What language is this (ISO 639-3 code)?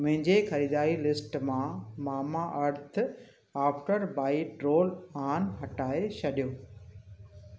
snd